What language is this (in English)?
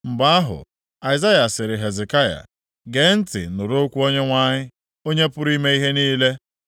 Igbo